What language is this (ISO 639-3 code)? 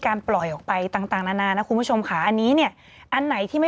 tha